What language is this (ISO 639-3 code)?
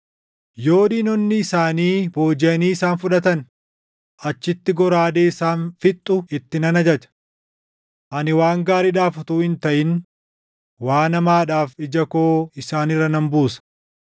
orm